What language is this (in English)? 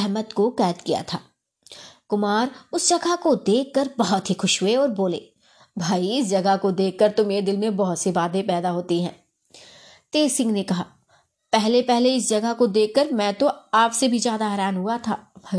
Hindi